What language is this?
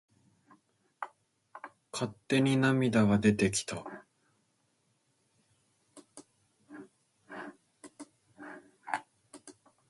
Japanese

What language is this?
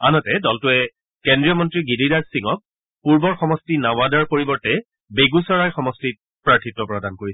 Assamese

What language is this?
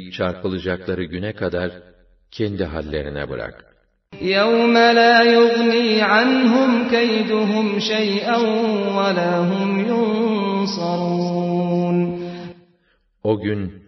Turkish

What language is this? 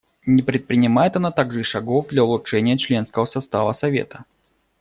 Russian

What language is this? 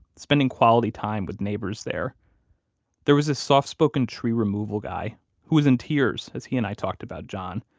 English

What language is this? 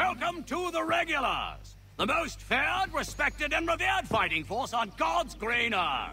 Polish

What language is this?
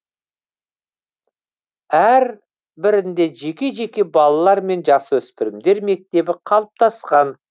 Kazakh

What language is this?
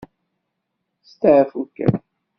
Kabyle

